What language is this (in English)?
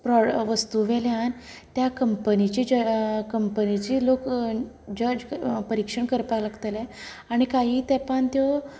Konkani